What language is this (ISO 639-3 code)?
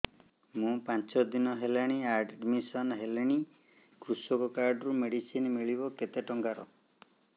ori